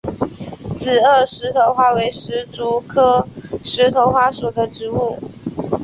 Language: Chinese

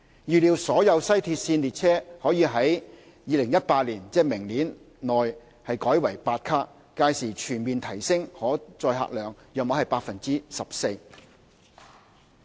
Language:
Cantonese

